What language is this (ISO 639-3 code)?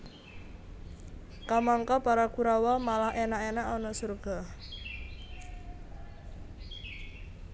jav